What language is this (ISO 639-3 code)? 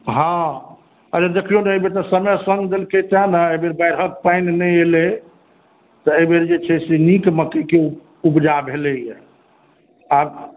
mai